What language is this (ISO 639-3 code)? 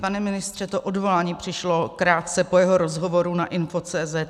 ces